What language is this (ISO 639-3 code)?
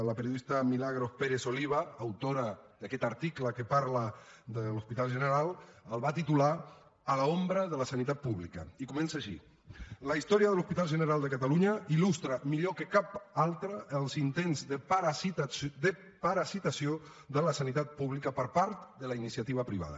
cat